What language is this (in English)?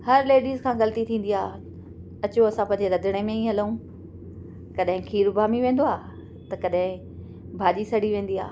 Sindhi